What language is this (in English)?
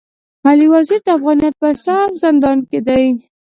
Pashto